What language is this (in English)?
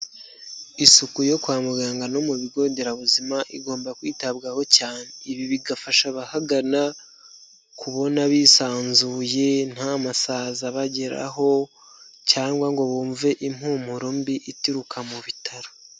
Kinyarwanda